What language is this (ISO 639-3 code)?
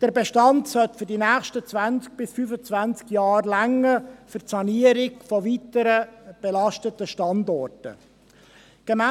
gsw